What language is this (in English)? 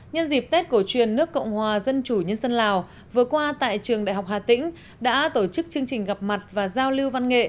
Vietnamese